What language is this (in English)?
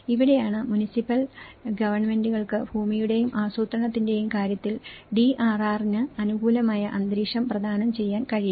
Malayalam